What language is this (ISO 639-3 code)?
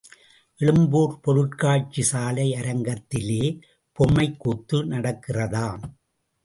tam